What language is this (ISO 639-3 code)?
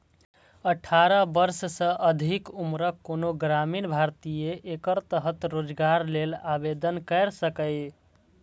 mai